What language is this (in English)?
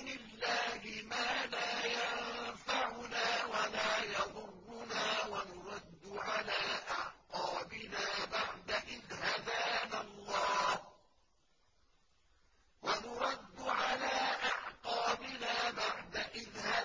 Arabic